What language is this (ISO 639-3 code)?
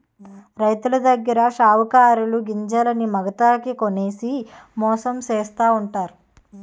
tel